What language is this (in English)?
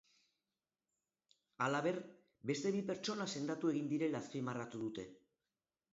Basque